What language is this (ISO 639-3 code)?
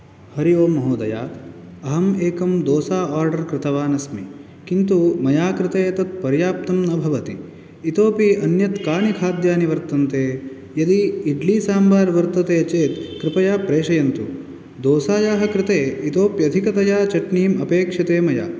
san